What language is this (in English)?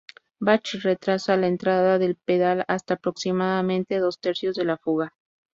Spanish